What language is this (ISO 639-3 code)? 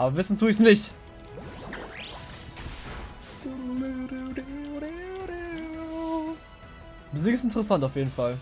deu